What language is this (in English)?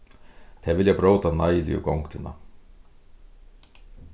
Faroese